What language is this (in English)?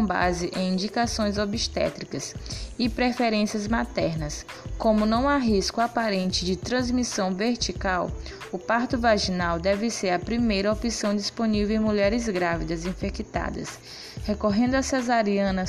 Portuguese